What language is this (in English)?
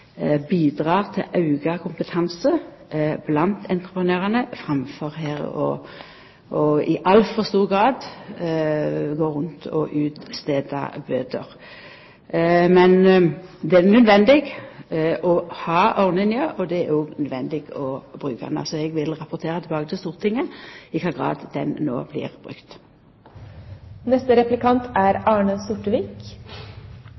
Norwegian Nynorsk